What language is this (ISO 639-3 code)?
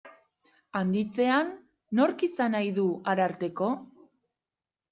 eus